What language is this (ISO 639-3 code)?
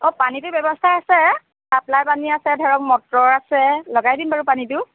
asm